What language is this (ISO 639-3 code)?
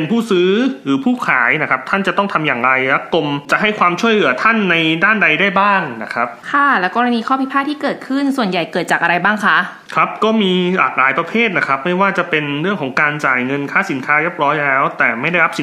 tha